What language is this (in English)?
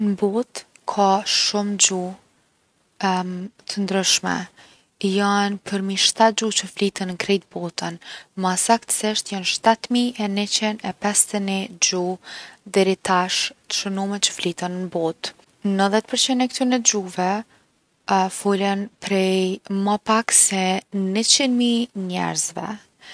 Gheg Albanian